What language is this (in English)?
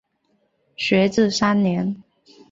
Chinese